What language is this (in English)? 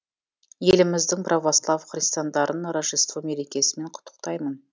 Kazakh